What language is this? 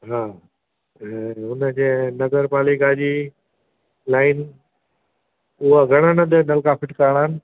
Sindhi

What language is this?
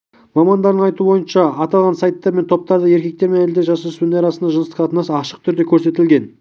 Kazakh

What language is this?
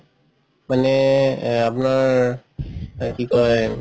Assamese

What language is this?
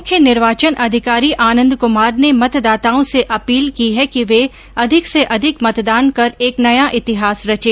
Hindi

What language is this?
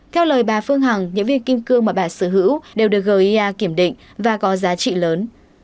Vietnamese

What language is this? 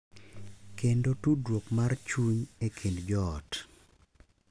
Luo (Kenya and Tanzania)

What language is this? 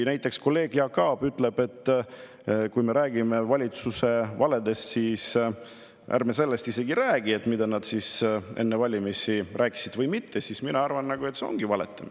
Estonian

